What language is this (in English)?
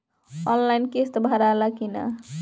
Bhojpuri